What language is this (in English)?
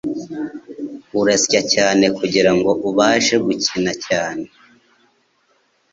Kinyarwanda